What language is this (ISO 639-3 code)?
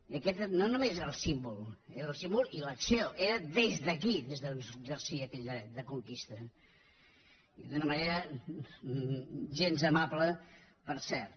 cat